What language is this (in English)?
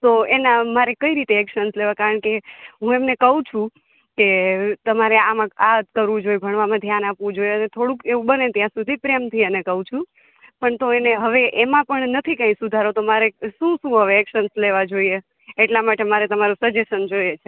Gujarati